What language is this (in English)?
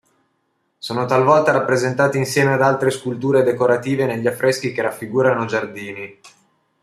Italian